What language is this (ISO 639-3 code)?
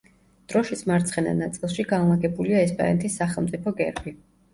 kat